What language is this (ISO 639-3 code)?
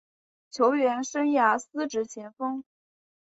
zho